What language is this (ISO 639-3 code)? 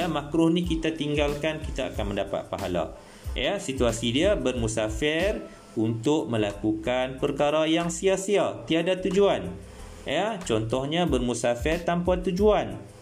msa